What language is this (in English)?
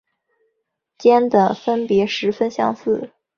Chinese